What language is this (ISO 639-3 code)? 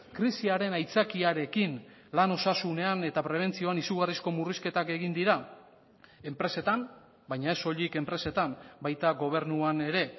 eus